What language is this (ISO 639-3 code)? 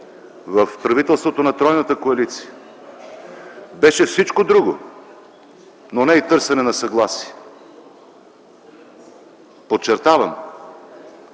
bul